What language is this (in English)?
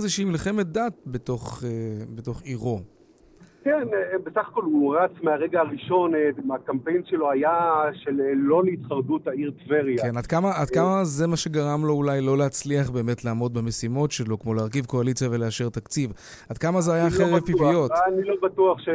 Hebrew